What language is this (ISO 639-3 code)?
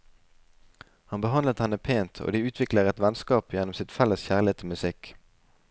nor